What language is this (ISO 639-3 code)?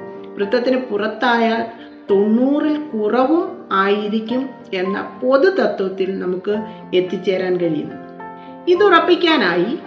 mal